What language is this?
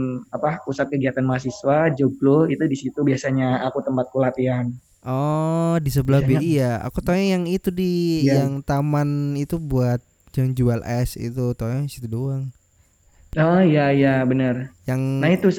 Indonesian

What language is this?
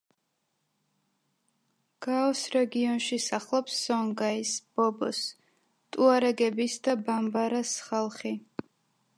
Georgian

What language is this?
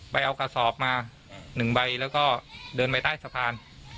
Thai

